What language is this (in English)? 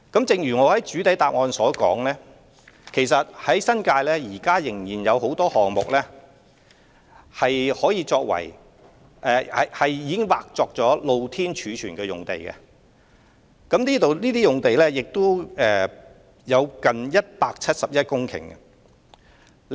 Cantonese